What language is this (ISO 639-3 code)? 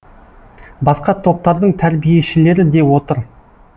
kaz